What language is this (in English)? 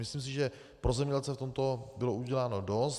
Czech